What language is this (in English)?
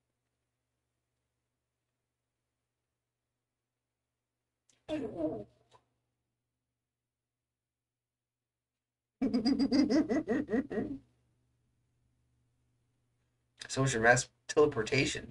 English